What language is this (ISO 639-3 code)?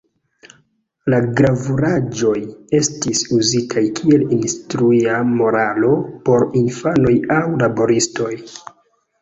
epo